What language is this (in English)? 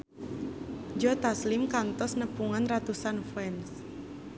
Sundanese